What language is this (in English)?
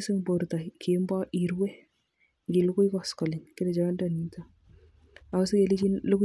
Kalenjin